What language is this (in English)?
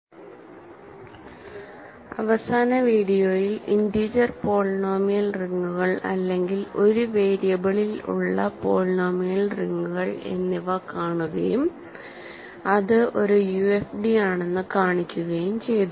Malayalam